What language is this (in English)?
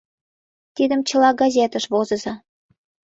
Mari